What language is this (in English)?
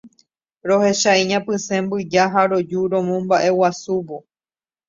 Guarani